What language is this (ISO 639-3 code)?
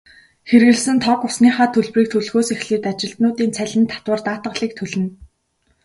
mon